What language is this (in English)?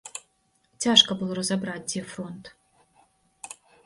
Belarusian